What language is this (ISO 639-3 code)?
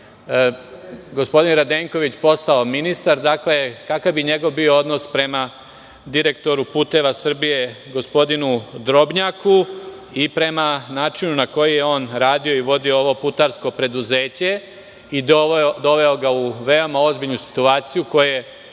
srp